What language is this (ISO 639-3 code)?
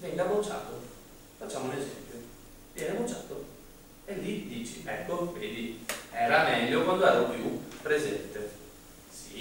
ita